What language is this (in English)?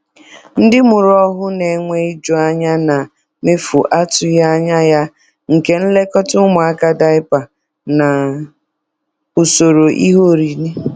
Igbo